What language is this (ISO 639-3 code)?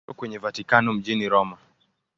swa